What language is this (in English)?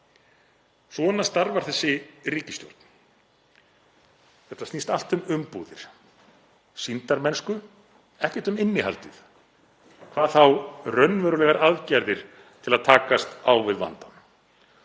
Icelandic